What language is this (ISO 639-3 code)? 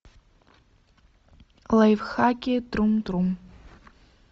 rus